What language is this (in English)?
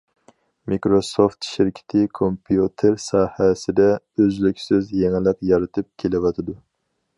Uyghur